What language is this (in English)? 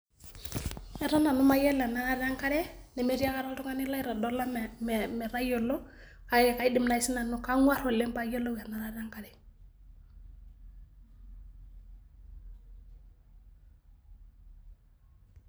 Masai